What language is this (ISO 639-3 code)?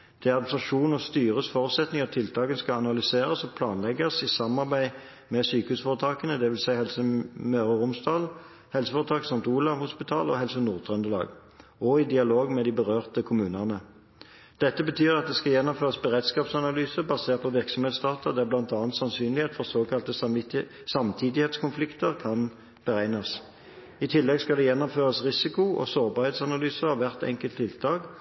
nob